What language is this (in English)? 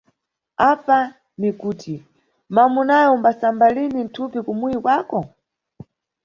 Nyungwe